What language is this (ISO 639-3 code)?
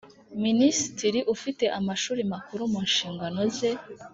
kin